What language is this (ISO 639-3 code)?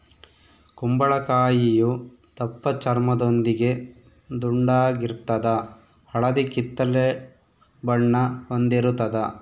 kan